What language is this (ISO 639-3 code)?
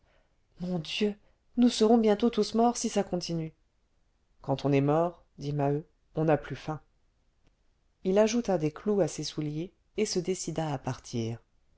fra